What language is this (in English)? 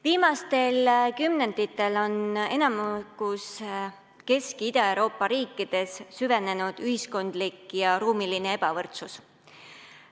Estonian